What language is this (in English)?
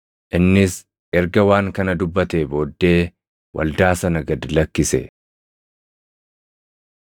Oromo